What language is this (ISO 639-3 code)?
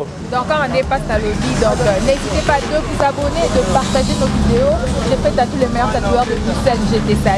fra